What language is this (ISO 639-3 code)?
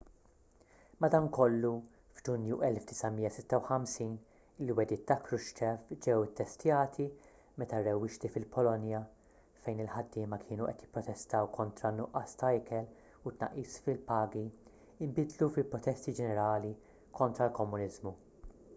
mlt